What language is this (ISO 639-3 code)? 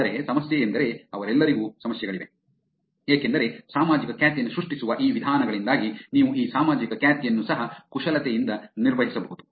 kan